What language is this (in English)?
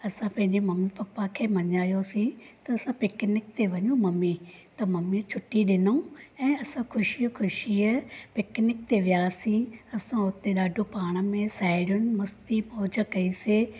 Sindhi